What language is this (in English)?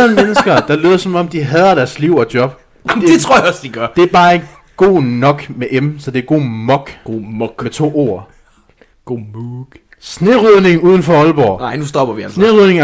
Danish